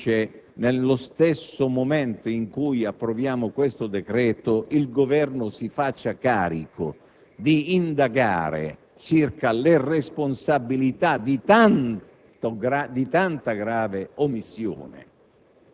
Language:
Italian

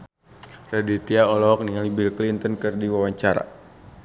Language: Sundanese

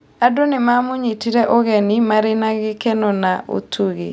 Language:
Kikuyu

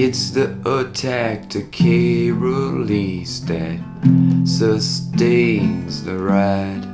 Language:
English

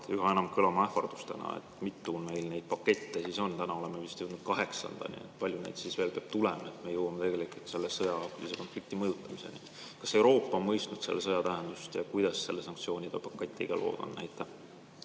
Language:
Estonian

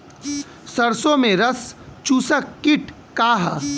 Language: Bhojpuri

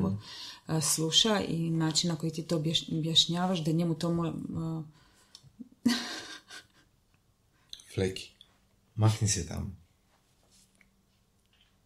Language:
Croatian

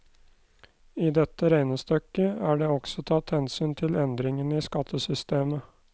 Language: Norwegian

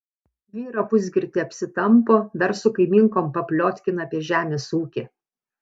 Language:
Lithuanian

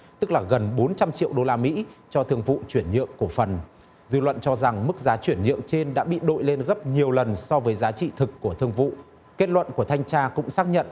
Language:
Vietnamese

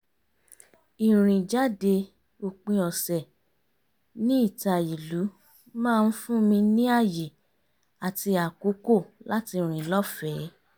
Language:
Yoruba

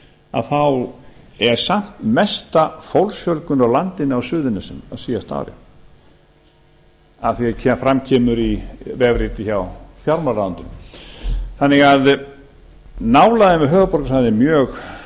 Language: Icelandic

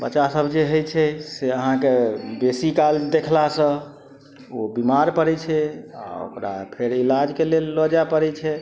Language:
Maithili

